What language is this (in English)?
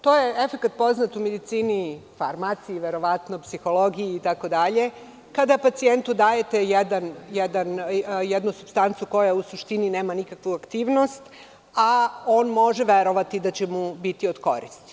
Serbian